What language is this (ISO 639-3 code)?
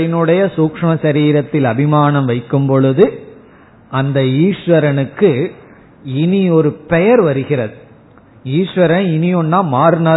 tam